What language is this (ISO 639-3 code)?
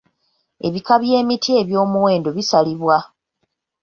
lug